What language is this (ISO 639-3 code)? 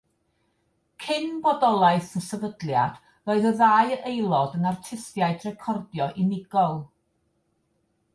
cym